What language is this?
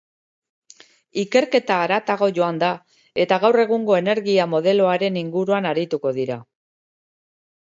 Basque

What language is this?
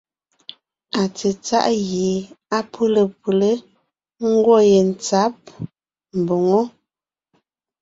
Ngiemboon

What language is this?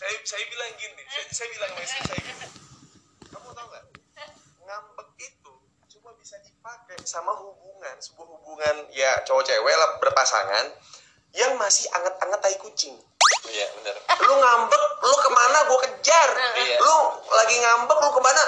Indonesian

